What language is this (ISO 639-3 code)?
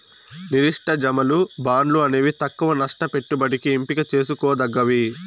tel